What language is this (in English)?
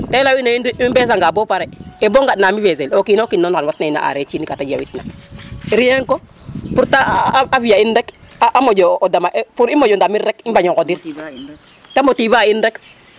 Serer